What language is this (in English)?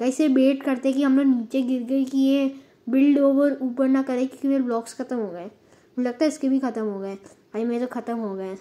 Hindi